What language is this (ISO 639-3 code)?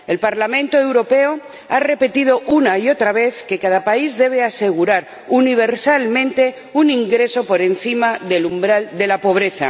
spa